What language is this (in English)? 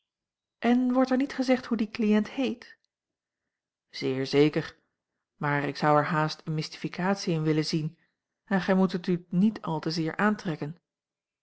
Dutch